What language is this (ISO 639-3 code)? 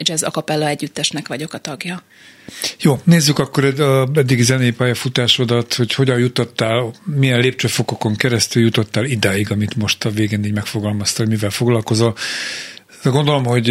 hun